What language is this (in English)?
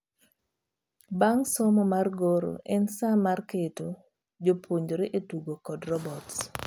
Luo (Kenya and Tanzania)